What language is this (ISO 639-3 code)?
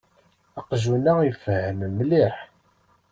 kab